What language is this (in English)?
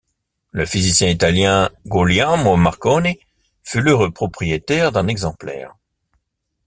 French